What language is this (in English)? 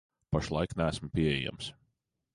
Latvian